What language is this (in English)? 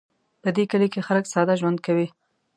Pashto